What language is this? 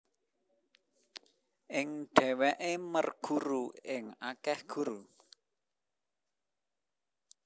Javanese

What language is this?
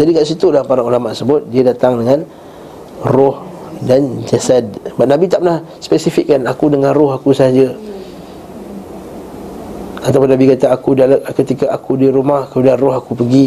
Malay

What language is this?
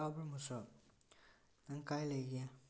Manipuri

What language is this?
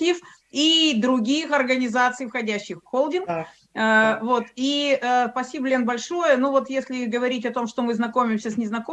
Russian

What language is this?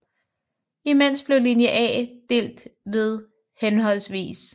Danish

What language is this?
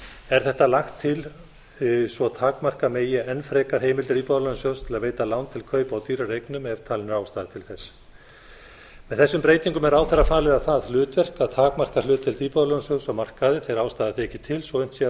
Icelandic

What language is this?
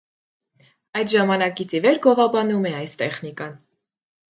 Armenian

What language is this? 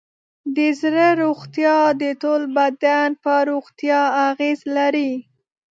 Pashto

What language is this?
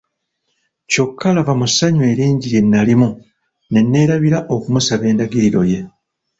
Ganda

